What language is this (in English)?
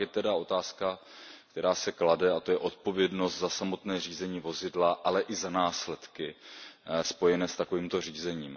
Czech